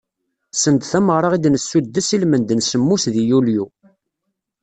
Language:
Kabyle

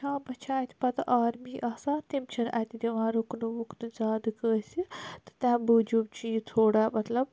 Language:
Kashmiri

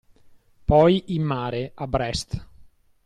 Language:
Italian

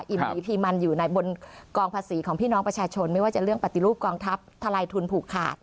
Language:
Thai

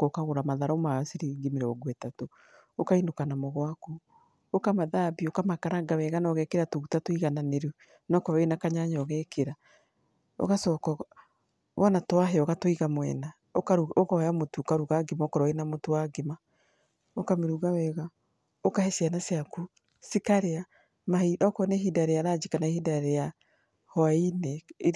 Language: Kikuyu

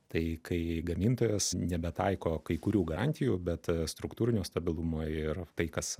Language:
Lithuanian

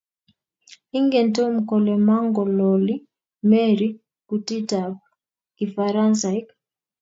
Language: Kalenjin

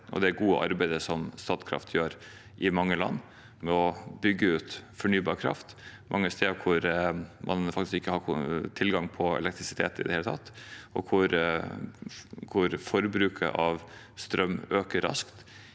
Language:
Norwegian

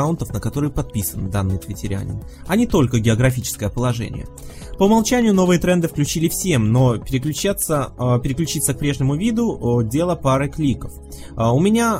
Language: Russian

